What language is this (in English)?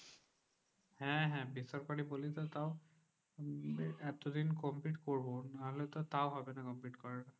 Bangla